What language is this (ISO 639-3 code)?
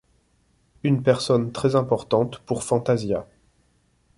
fra